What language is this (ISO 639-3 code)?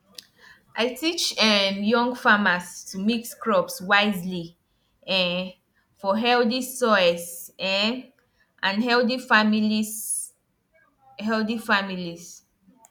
pcm